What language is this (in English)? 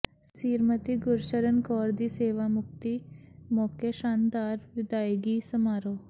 Punjabi